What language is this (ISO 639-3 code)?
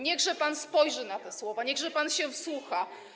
pol